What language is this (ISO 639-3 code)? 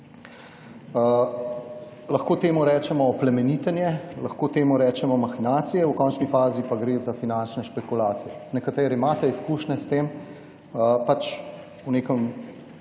slv